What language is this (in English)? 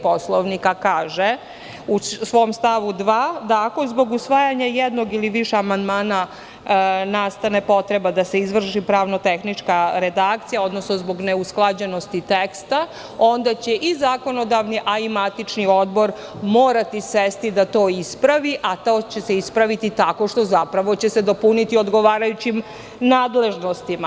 Serbian